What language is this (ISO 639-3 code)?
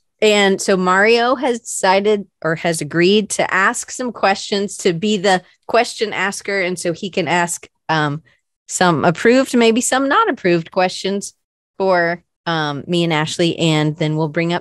eng